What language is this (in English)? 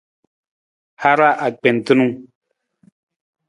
Nawdm